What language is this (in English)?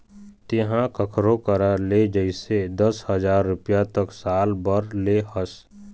Chhattisgarhi